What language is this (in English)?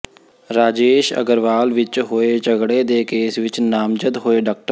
Punjabi